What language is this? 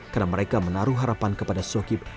Indonesian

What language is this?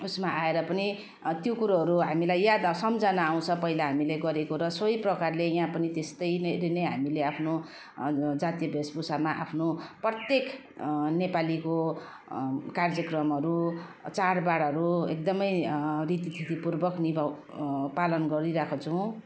Nepali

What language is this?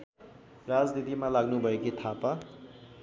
Nepali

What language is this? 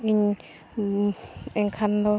Santali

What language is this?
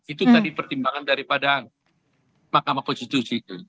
Indonesian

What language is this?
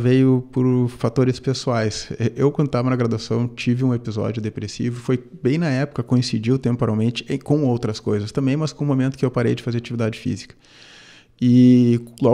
Portuguese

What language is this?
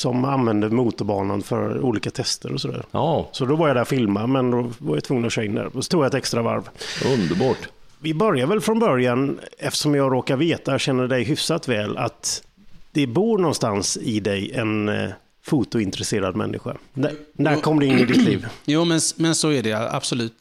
Swedish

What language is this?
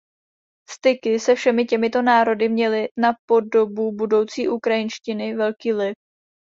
Czech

